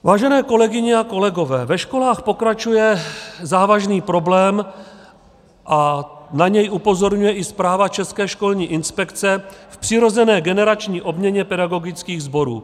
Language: Czech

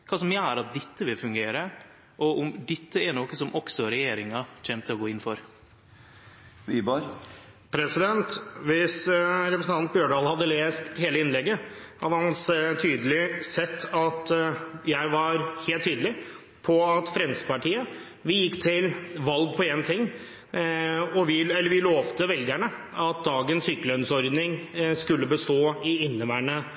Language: Norwegian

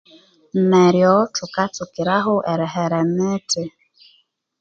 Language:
Konzo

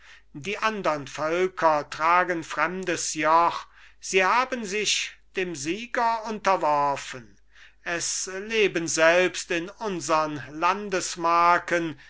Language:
German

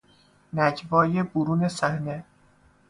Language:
Persian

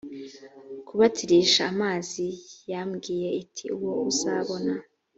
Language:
Kinyarwanda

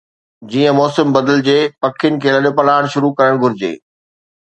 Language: Sindhi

